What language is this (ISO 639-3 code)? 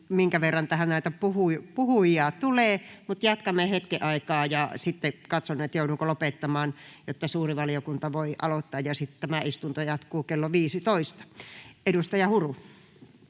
fin